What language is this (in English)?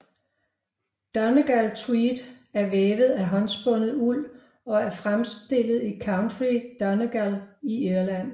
Danish